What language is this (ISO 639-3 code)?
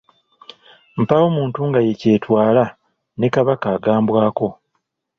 lug